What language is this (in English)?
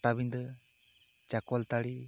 Santali